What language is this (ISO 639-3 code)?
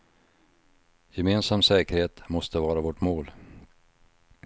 swe